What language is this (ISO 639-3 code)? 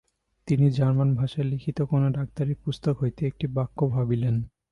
ben